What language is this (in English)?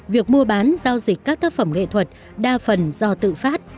Vietnamese